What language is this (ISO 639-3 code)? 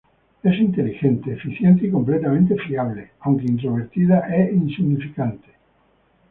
spa